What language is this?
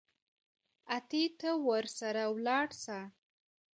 Pashto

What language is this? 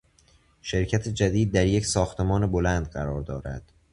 Persian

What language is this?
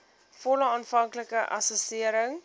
Afrikaans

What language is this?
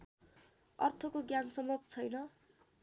Nepali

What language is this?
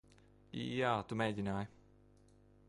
Latvian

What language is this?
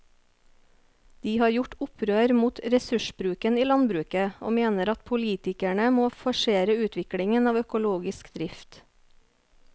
Norwegian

